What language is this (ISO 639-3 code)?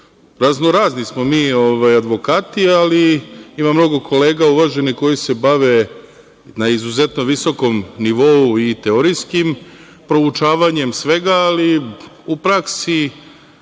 srp